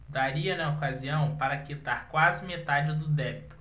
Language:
Portuguese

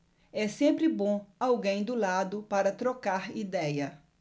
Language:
Portuguese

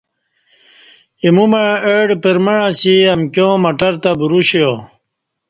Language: Kati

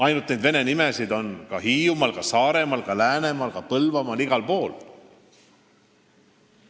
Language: Estonian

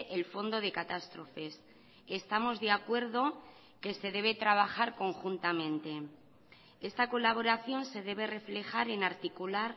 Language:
Spanish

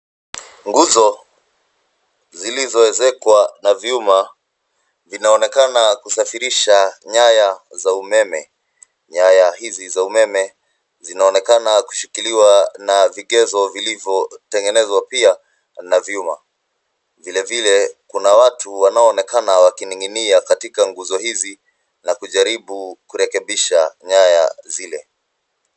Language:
Swahili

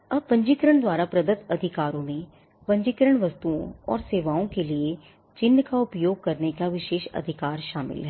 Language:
Hindi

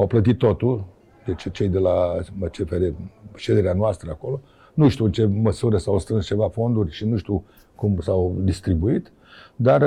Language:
Romanian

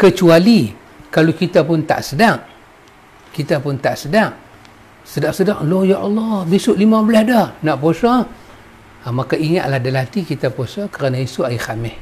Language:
Malay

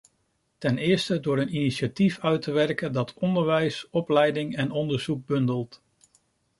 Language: Dutch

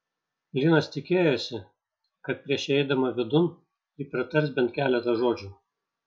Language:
Lithuanian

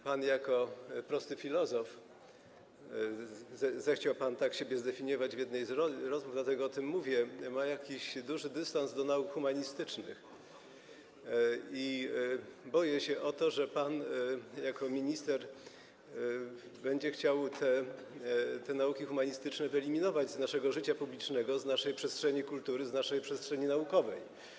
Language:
Polish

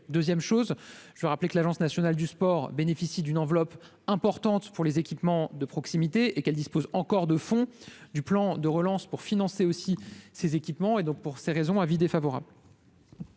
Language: French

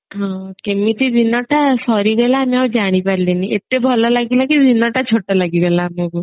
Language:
Odia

